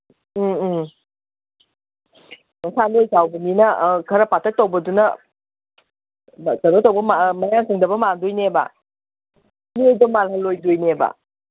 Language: Manipuri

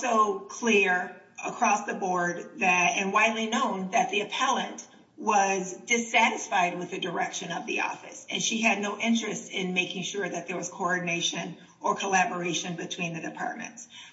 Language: English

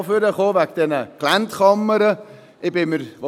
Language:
Swiss German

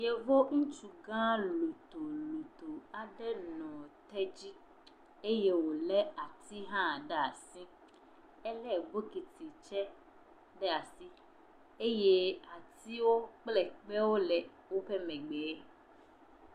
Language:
Ewe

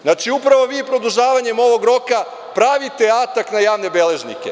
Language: Serbian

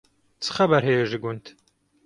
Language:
Kurdish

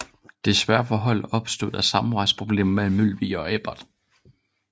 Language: Danish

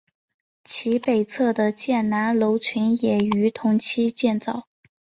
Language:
Chinese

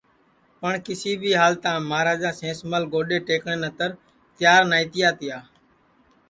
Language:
Sansi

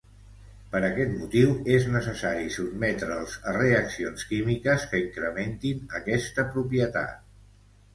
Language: Catalan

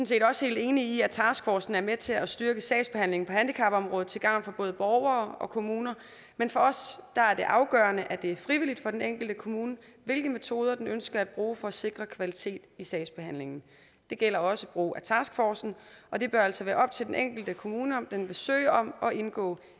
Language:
Danish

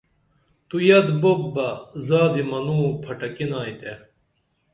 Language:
Dameli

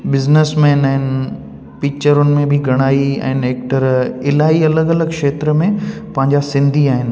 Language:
Sindhi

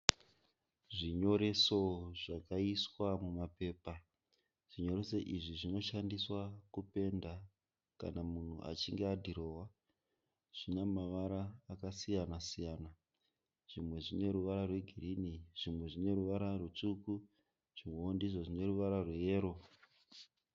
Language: Shona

